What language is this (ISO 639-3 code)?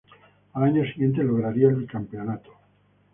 spa